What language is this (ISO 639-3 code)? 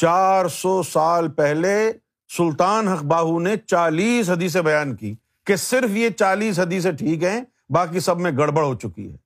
urd